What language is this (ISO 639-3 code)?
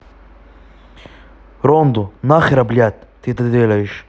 rus